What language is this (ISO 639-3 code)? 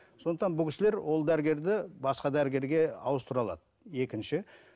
kaz